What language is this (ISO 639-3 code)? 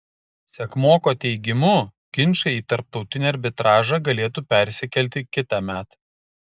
lit